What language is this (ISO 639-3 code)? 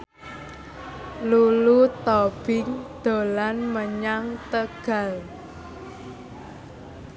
jav